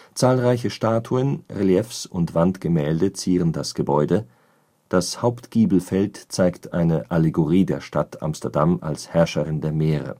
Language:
German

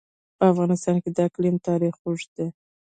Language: Pashto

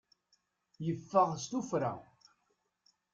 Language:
Kabyle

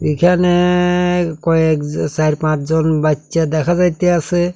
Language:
Bangla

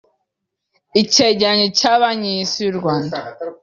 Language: Kinyarwanda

